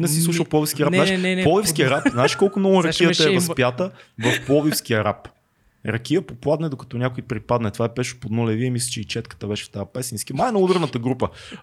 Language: Bulgarian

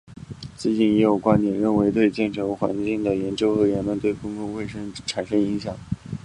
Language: Chinese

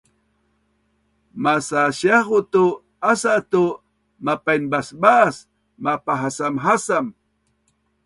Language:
Bunun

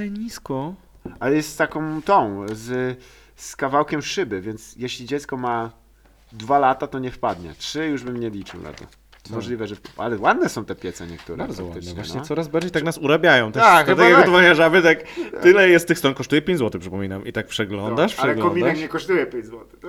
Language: Polish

